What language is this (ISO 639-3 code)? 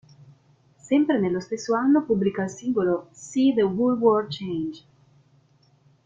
ita